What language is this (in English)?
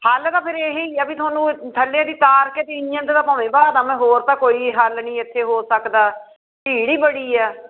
Punjabi